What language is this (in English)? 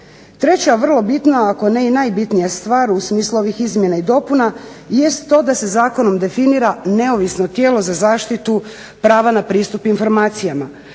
Croatian